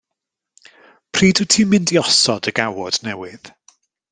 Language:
Welsh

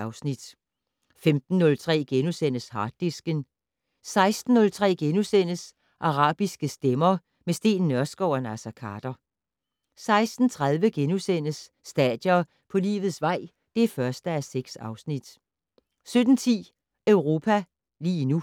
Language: Danish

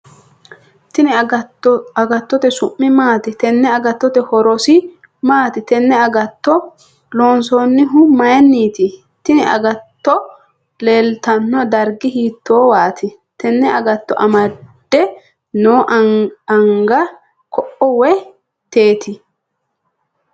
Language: Sidamo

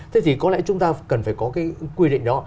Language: Vietnamese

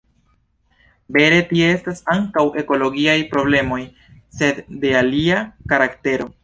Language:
Esperanto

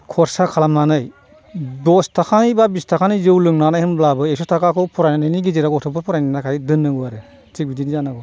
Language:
Bodo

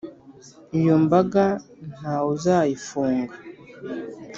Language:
Kinyarwanda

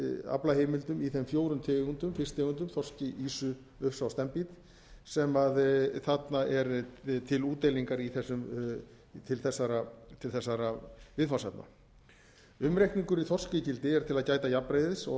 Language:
Icelandic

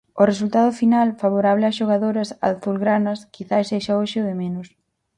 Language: Galician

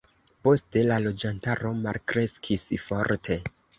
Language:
Esperanto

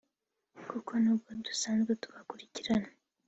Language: Kinyarwanda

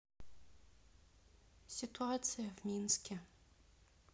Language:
Russian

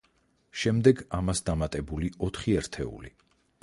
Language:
Georgian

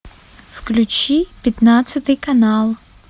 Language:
Russian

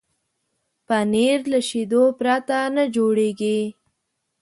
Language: Pashto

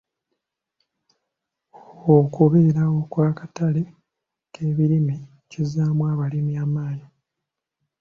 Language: Ganda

